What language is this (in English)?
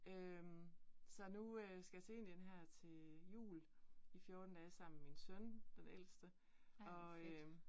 Danish